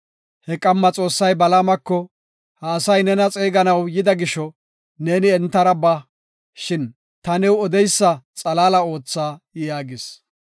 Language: Gofa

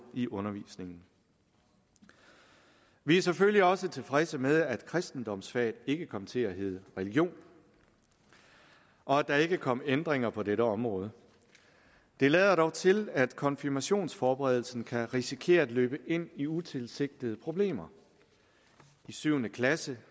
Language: Danish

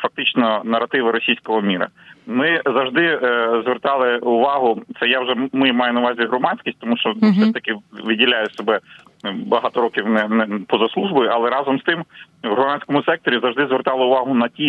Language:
Ukrainian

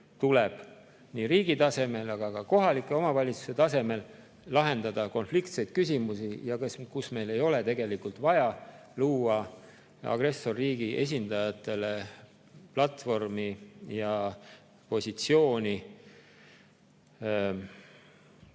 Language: Estonian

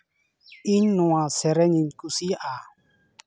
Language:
Santali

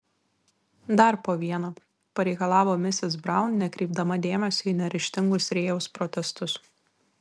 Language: Lithuanian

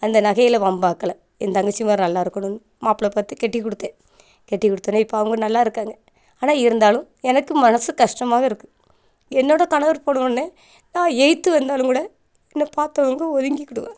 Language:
Tamil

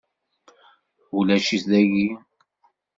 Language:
Kabyle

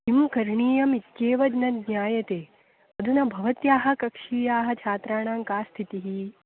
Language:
Sanskrit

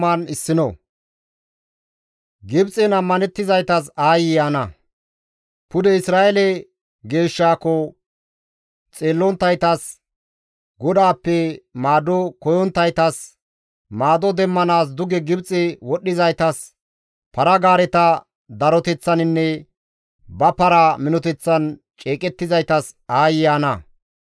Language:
Gamo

